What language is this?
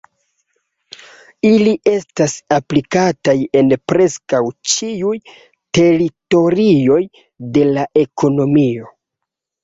Esperanto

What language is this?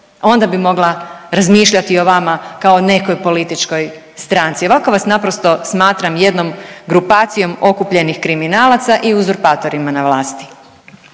Croatian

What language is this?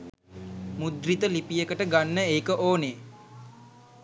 Sinhala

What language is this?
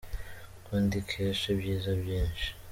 Kinyarwanda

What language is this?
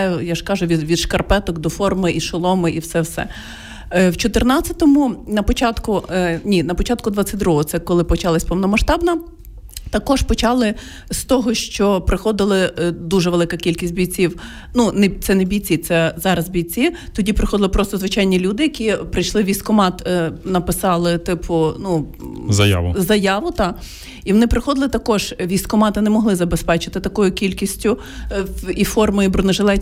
Ukrainian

